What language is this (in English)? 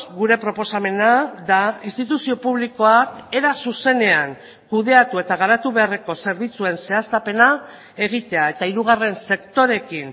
Basque